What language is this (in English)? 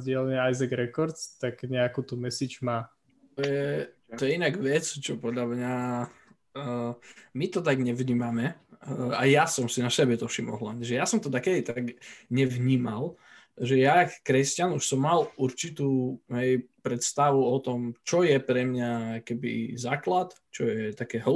Slovak